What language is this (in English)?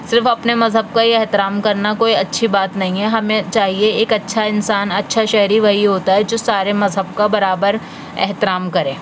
Urdu